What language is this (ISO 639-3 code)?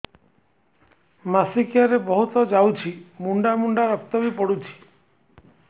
ori